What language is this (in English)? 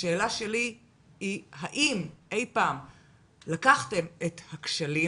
Hebrew